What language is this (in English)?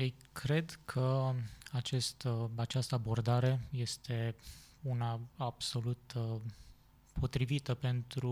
Romanian